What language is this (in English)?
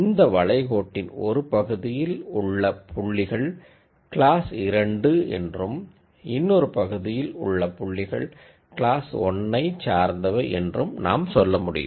Tamil